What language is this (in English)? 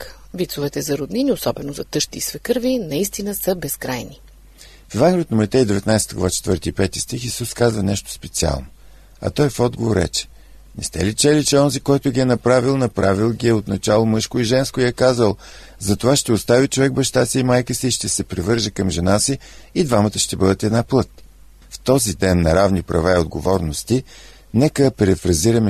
Bulgarian